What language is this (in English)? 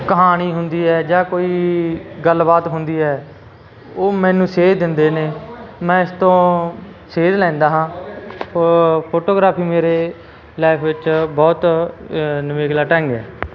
Punjabi